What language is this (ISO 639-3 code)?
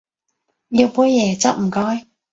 yue